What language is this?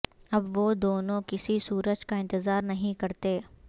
Urdu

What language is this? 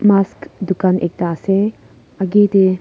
Naga Pidgin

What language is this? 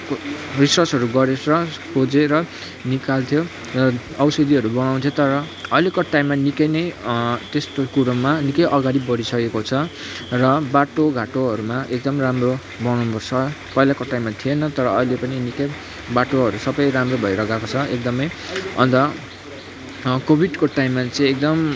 Nepali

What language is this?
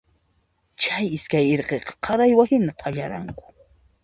Puno Quechua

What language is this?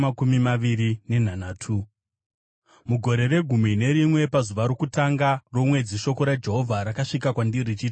Shona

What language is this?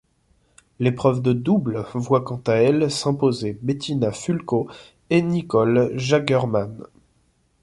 French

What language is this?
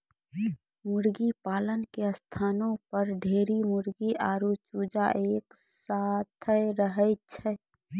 Maithili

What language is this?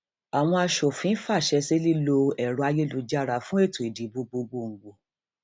Yoruba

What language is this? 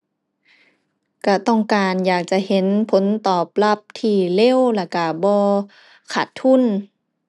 Thai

